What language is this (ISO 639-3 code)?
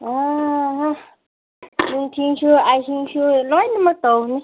mni